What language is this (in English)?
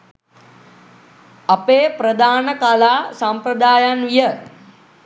Sinhala